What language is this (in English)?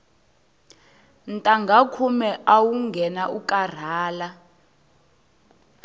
Tsonga